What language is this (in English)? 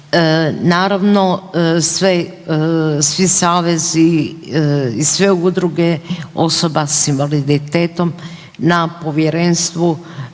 Croatian